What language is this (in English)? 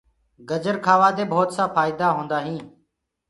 Gurgula